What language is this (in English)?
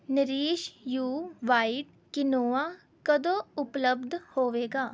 Punjabi